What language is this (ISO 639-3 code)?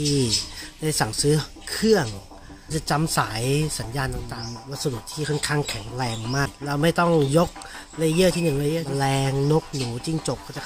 tha